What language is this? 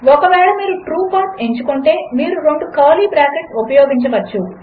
Telugu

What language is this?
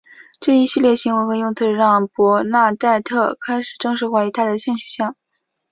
Chinese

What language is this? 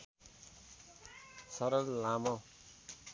Nepali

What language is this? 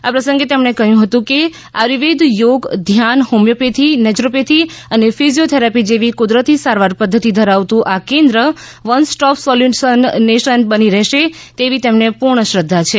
Gujarati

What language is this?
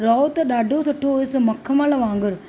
Sindhi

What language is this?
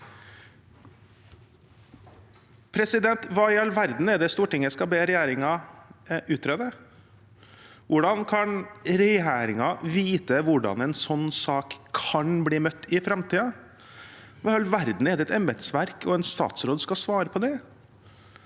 Norwegian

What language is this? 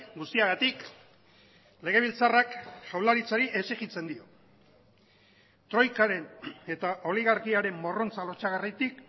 Basque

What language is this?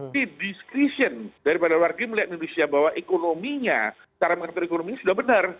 Indonesian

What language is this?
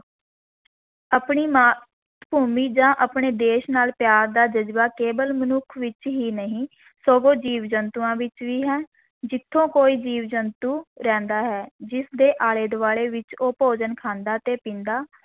Punjabi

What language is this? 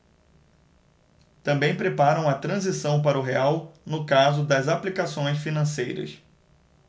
Portuguese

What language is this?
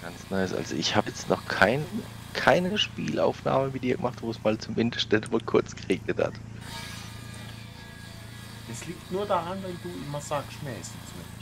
German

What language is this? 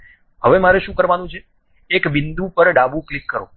Gujarati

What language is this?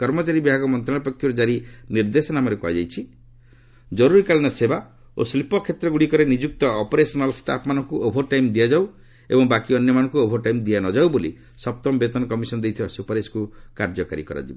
Odia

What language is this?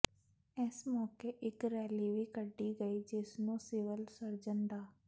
Punjabi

